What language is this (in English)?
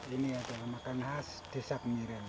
Indonesian